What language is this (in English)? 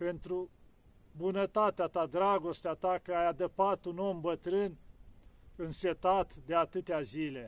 Romanian